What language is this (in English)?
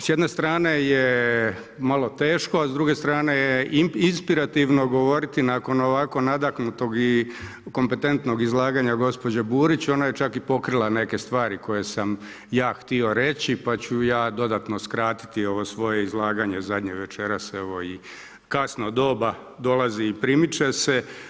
Croatian